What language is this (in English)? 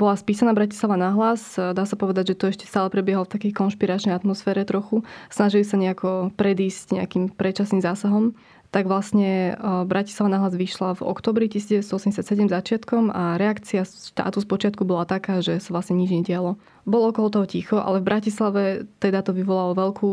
Slovak